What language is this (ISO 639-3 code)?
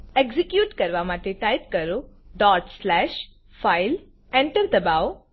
guj